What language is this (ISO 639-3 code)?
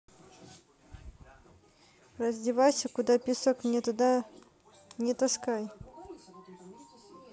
rus